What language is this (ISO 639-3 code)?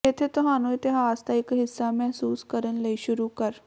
pan